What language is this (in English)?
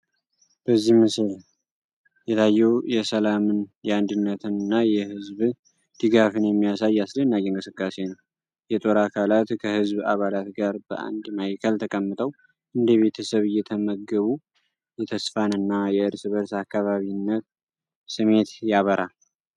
Amharic